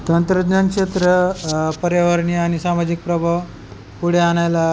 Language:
Marathi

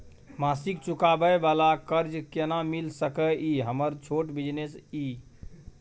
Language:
Maithili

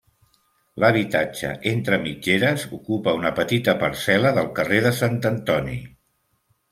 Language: Catalan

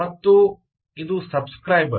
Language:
Kannada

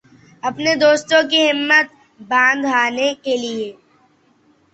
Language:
Urdu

